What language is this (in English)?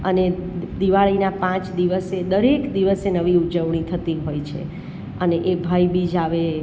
Gujarati